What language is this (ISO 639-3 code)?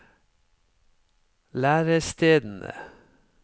nor